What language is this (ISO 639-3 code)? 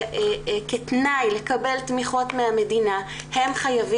heb